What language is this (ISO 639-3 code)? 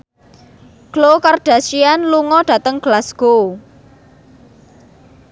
jav